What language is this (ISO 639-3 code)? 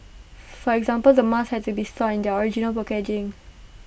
eng